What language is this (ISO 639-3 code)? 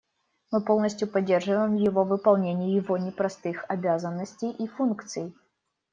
rus